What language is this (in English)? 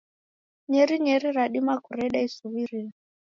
Taita